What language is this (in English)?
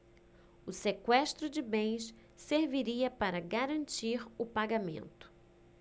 Portuguese